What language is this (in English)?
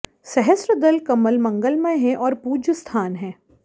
Sanskrit